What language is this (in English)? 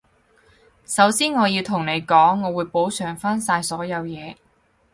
Cantonese